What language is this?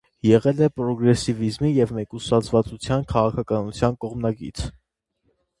Armenian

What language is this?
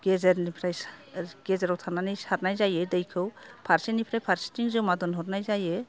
Bodo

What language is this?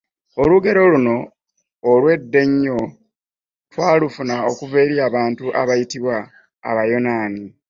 Ganda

